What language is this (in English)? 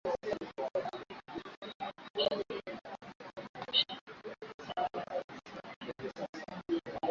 Swahili